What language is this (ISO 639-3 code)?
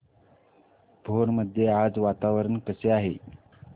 mar